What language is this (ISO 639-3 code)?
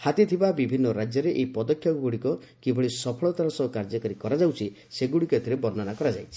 ori